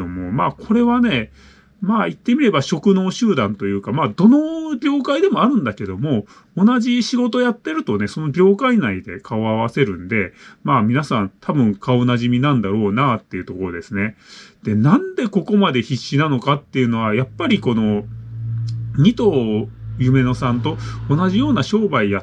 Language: Japanese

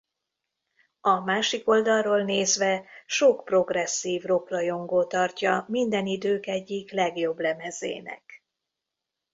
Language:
Hungarian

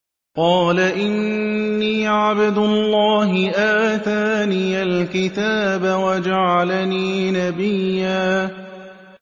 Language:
Arabic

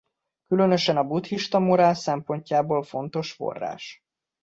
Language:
Hungarian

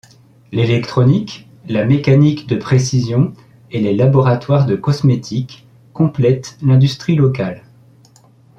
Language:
French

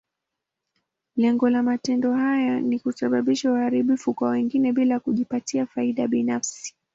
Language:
Swahili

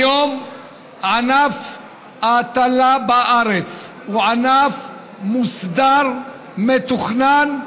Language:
Hebrew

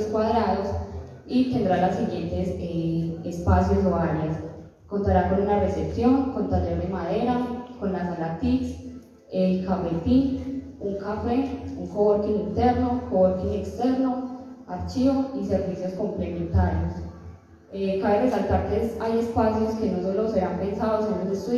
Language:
Spanish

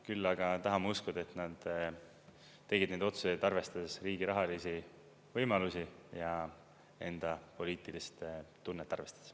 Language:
Estonian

